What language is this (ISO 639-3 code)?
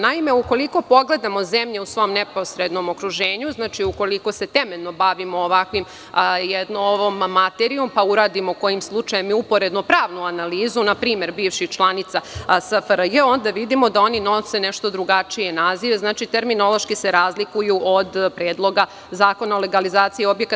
srp